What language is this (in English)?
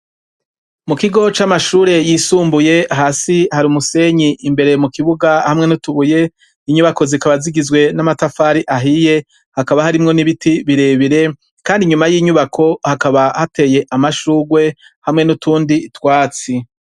Rundi